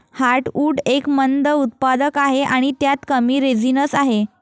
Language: Marathi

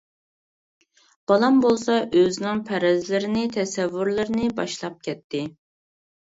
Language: Uyghur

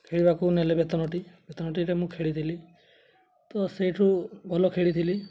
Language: Odia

